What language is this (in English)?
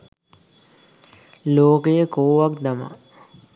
Sinhala